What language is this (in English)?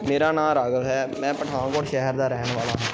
Punjabi